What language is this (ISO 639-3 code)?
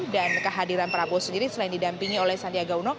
ind